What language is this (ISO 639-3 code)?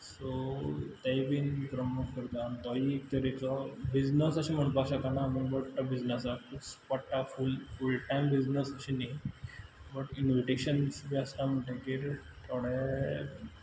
kok